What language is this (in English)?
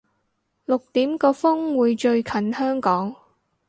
Cantonese